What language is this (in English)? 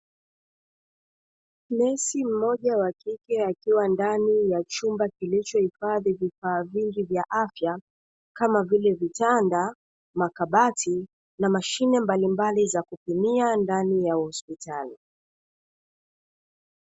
Swahili